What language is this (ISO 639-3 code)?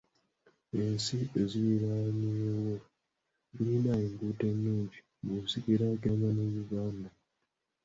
lug